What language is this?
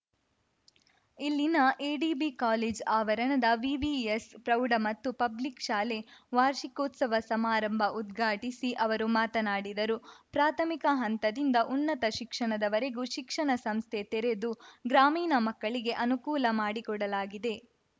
Kannada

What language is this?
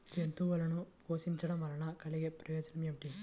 Telugu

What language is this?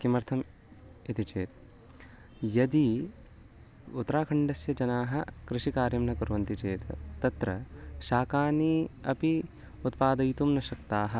Sanskrit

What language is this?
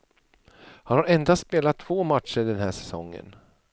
Swedish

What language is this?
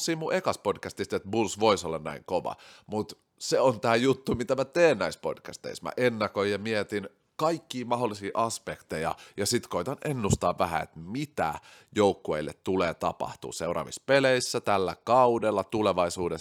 Finnish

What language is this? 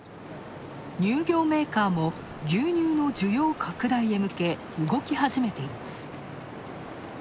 Japanese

